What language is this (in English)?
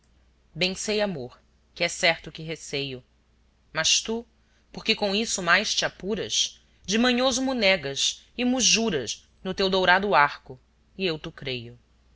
Portuguese